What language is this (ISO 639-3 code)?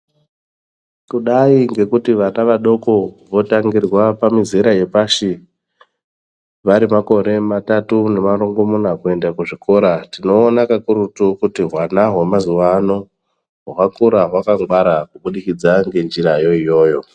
ndc